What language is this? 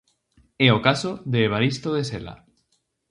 Galician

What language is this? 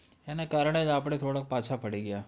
Gujarati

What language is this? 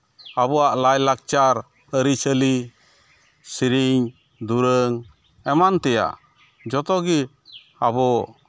Santali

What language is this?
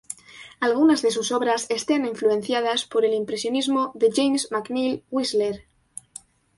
Spanish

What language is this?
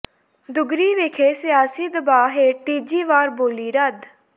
Punjabi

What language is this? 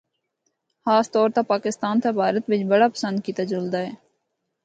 Northern Hindko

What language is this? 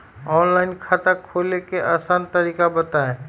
Magahi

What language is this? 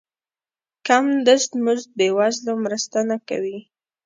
Pashto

